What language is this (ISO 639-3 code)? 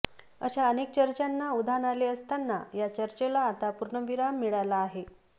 mar